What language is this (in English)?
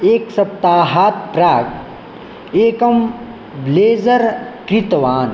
Sanskrit